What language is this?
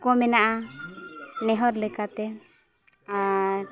Santali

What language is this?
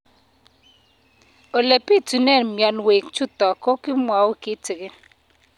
Kalenjin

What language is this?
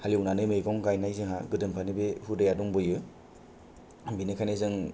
Bodo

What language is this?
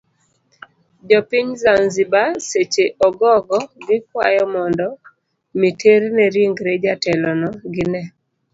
Luo (Kenya and Tanzania)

